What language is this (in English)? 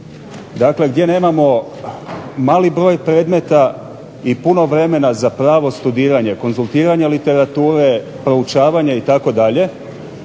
Croatian